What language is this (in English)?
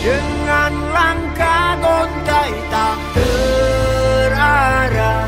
Indonesian